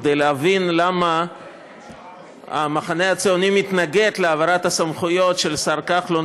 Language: Hebrew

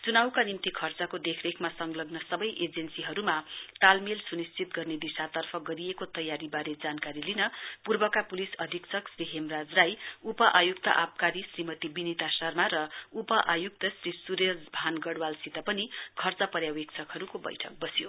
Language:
Nepali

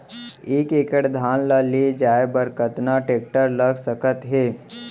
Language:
Chhattisgarhi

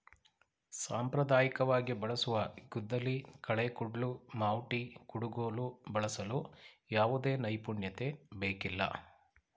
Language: Kannada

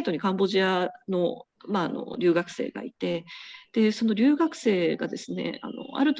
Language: Japanese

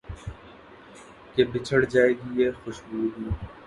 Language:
Urdu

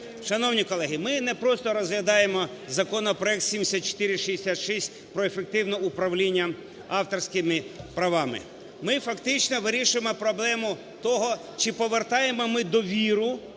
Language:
Ukrainian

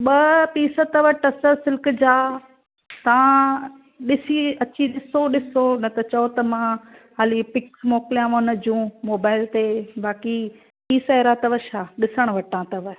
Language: Sindhi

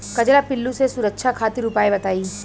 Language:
Bhojpuri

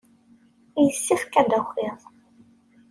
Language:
Kabyle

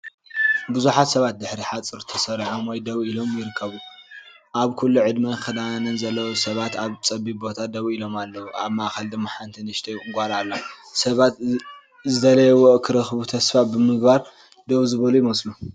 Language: Tigrinya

